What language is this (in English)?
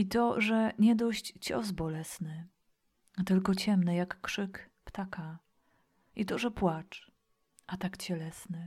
Polish